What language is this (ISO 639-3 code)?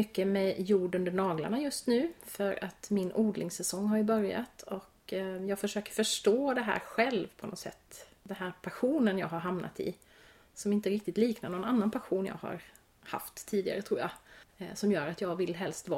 swe